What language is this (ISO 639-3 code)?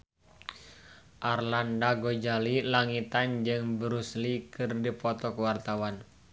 sun